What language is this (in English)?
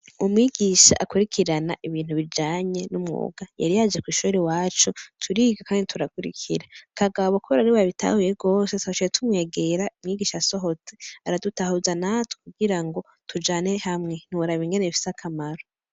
Rundi